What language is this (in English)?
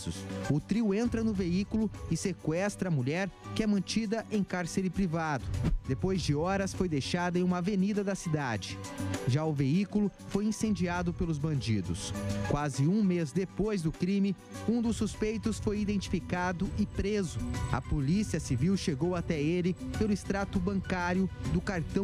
Portuguese